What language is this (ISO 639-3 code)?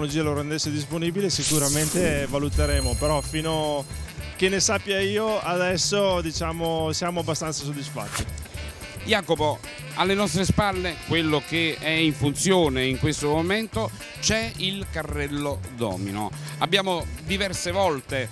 ita